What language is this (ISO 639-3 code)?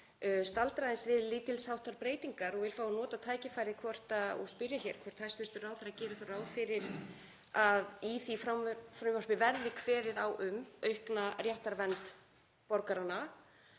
isl